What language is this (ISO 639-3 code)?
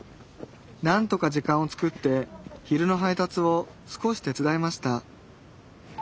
jpn